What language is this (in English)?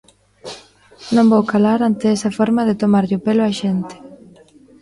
Galician